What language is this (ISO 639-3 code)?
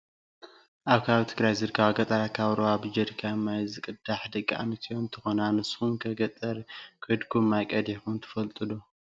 tir